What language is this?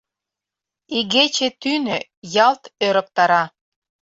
Mari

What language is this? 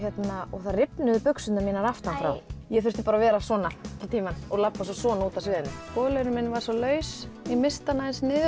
Icelandic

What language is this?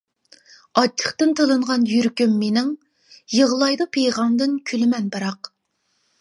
Uyghur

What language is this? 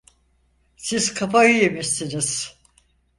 Turkish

